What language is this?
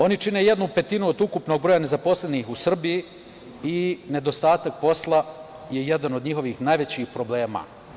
Serbian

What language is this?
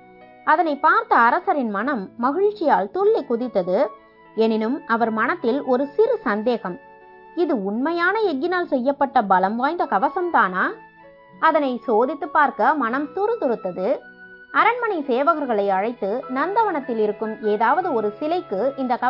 Tamil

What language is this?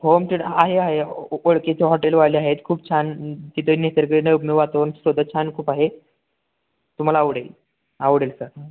Marathi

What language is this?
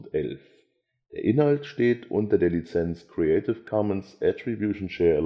German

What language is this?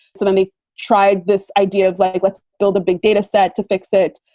English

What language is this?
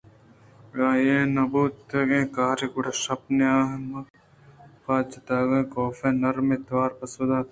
Eastern Balochi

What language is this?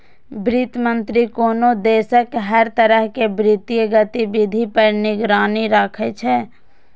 Maithili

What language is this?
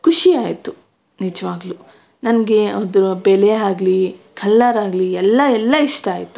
Kannada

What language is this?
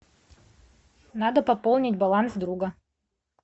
Russian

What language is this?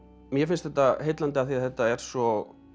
Icelandic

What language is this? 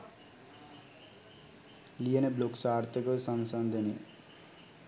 Sinhala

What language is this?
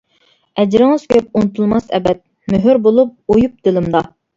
Uyghur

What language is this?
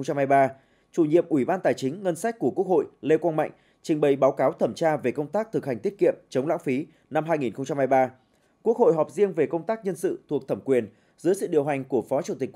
Vietnamese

